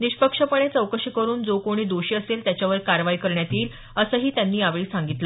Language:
Marathi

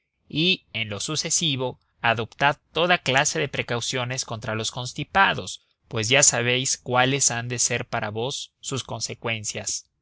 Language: Spanish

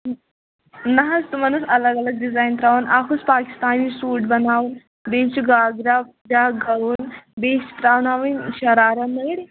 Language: Kashmiri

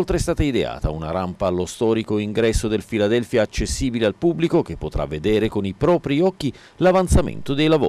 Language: Italian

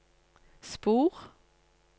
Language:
Norwegian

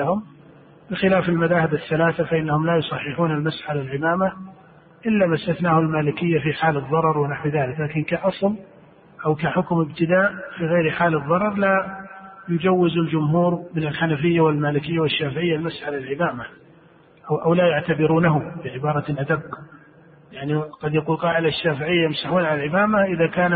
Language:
Arabic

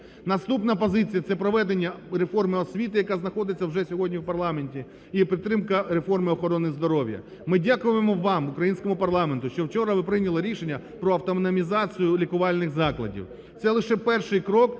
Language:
Ukrainian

